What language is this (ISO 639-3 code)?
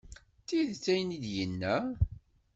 kab